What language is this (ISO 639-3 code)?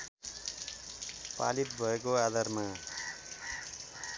nep